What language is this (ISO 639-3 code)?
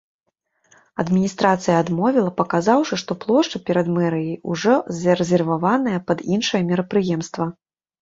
bel